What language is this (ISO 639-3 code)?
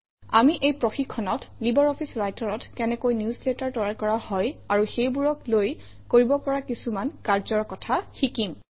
asm